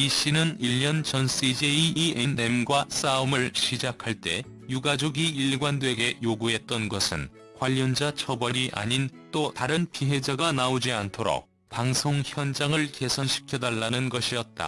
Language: Korean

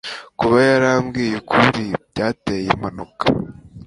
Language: Kinyarwanda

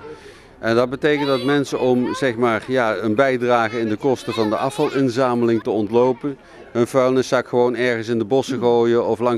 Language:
Dutch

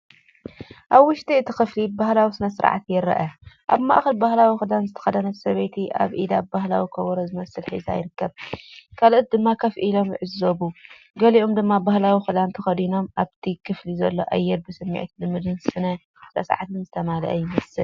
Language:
Tigrinya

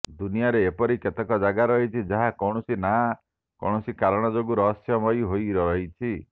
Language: Odia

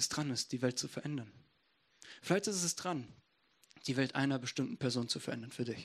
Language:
German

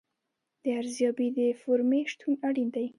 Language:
Pashto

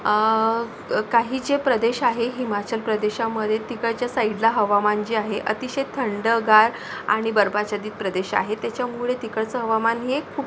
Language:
Marathi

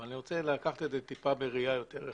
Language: Hebrew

